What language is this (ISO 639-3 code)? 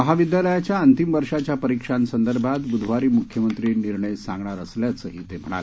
mar